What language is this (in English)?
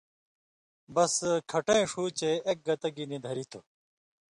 Indus Kohistani